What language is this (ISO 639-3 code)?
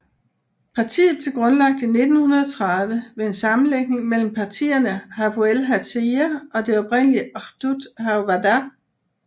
dan